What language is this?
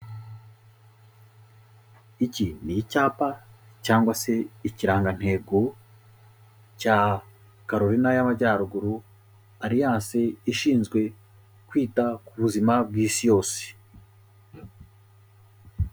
Kinyarwanda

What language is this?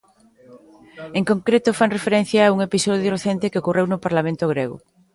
Galician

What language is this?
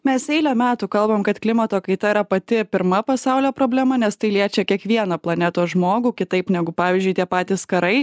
Lithuanian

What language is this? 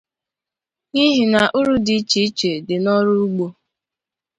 Igbo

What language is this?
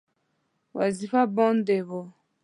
Pashto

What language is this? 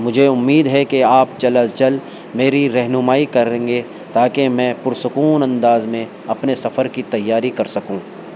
Urdu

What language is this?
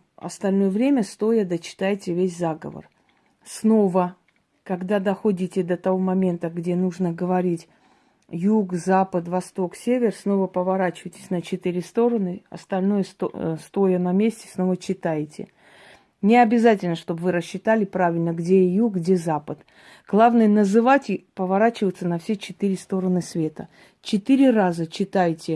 Russian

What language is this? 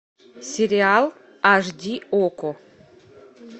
Russian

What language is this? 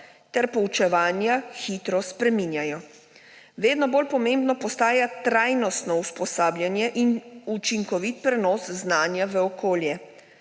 Slovenian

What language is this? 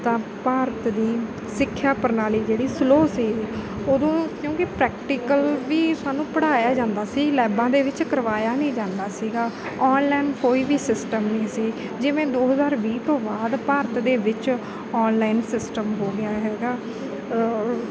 Punjabi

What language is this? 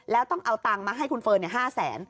Thai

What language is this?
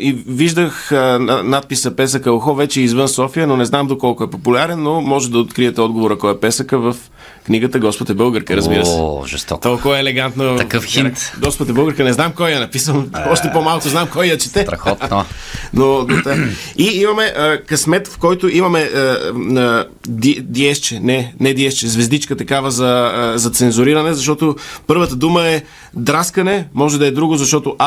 Bulgarian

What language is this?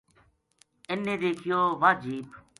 Gujari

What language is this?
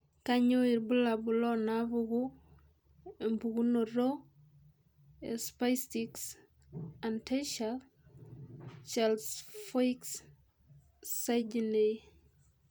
Masai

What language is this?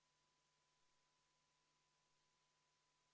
Estonian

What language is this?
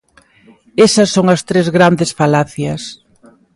Galician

